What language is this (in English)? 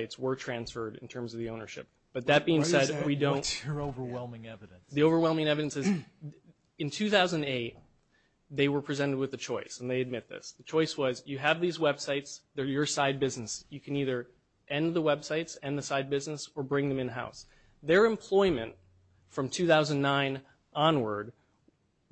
English